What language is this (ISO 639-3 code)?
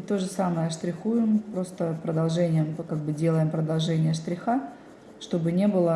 rus